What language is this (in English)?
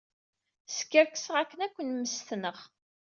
Kabyle